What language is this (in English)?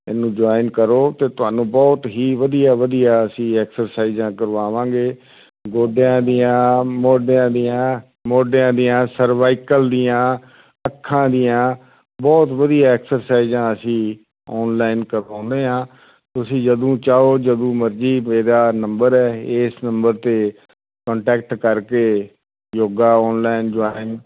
Punjabi